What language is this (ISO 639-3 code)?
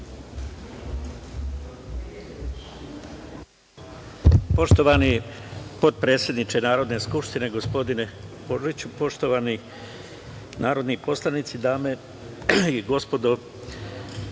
srp